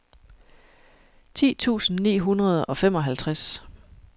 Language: Danish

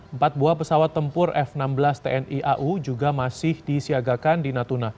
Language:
Indonesian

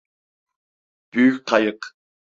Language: Turkish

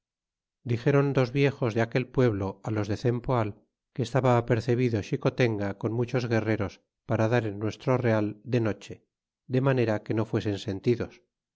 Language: Spanish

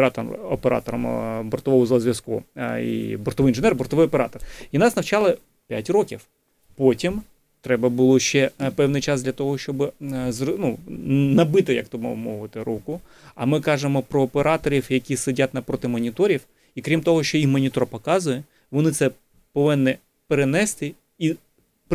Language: Ukrainian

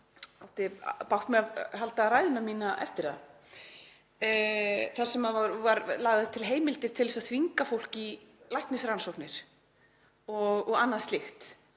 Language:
Icelandic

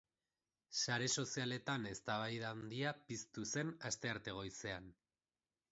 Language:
Basque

